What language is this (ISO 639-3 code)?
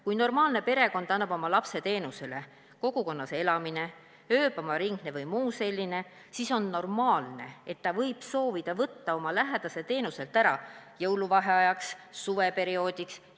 est